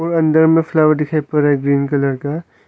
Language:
Hindi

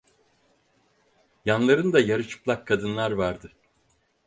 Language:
Turkish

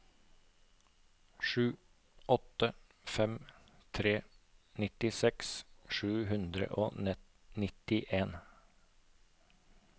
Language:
Norwegian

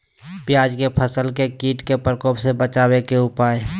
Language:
Magahi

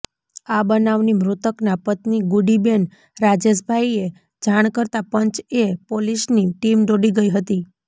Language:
Gujarati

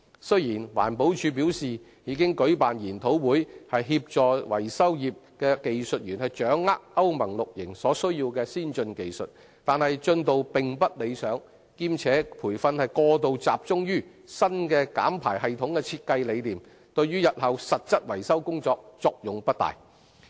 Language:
Cantonese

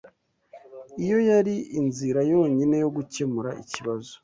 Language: Kinyarwanda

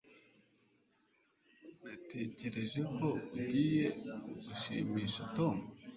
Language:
Kinyarwanda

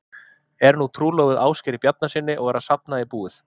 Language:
Icelandic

